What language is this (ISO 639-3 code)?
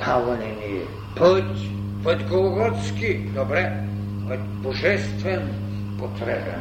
bul